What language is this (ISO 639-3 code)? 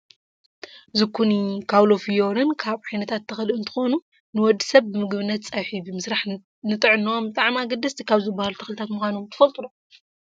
tir